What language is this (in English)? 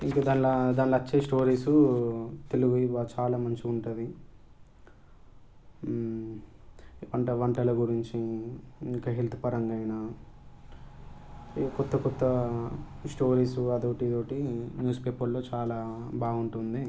Telugu